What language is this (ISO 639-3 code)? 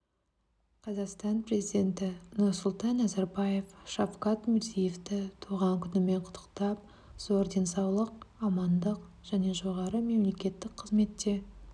kaz